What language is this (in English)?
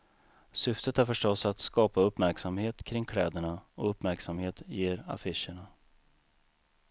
Swedish